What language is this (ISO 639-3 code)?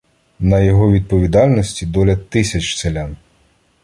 ukr